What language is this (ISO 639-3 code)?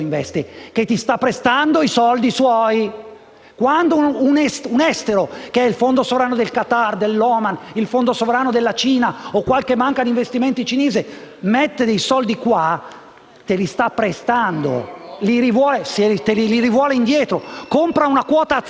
ita